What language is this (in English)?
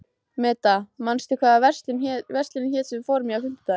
Icelandic